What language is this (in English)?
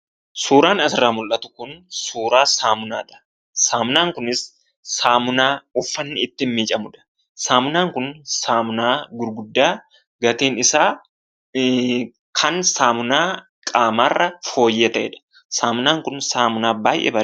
Oromo